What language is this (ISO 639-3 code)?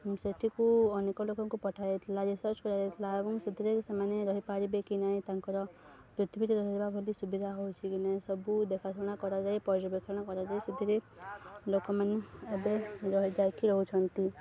ori